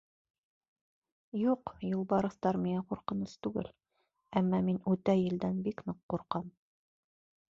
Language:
Bashkir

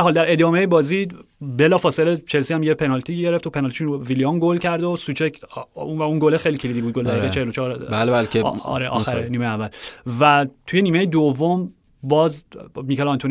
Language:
Persian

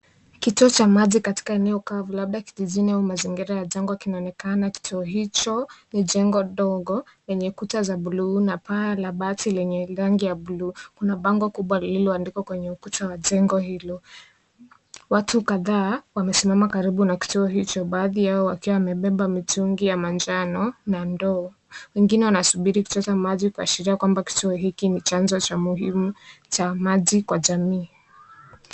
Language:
Swahili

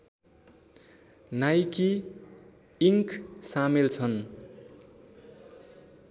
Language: Nepali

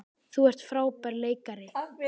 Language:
Icelandic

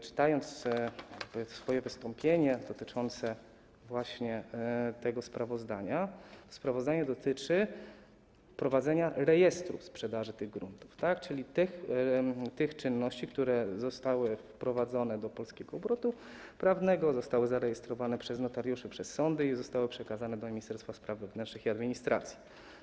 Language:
Polish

